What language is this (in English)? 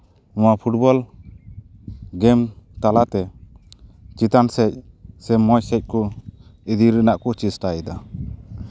Santali